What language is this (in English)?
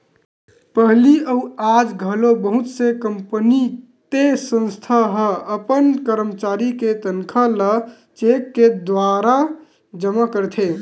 Chhattisgarhi